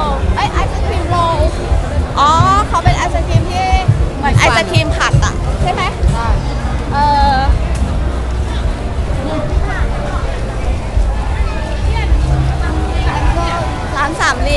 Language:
Thai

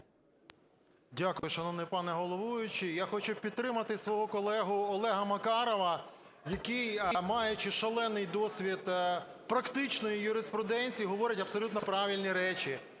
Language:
Ukrainian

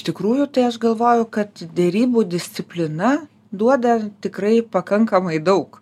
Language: Lithuanian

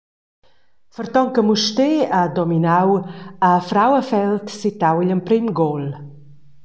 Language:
Romansh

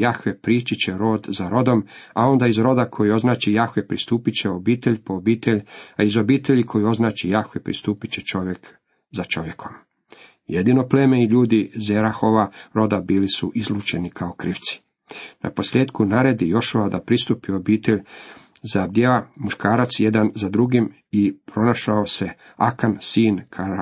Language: Croatian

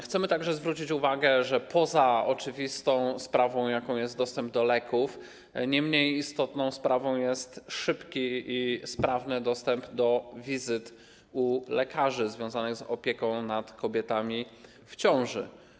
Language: Polish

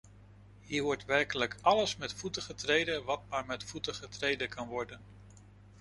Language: Dutch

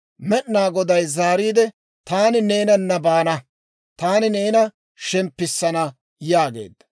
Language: Dawro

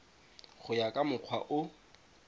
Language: Tswana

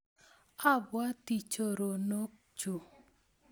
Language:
Kalenjin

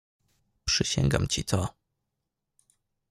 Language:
Polish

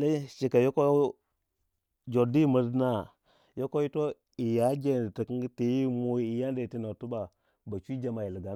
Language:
Waja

